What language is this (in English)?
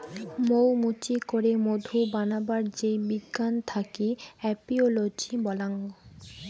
Bangla